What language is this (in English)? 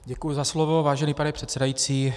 Czech